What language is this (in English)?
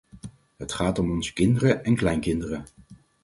Dutch